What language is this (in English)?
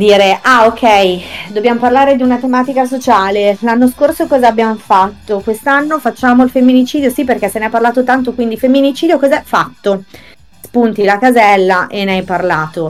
Italian